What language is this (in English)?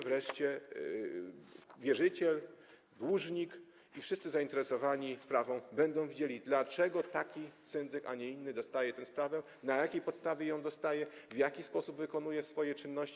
Polish